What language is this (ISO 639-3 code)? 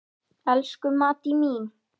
isl